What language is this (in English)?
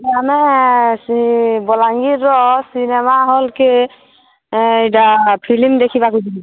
Odia